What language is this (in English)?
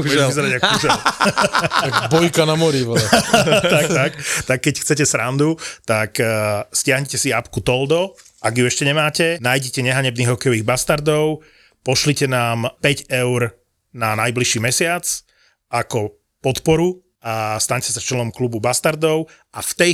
Slovak